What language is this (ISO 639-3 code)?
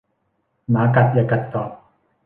tha